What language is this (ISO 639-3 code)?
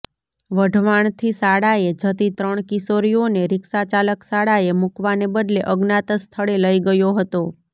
guj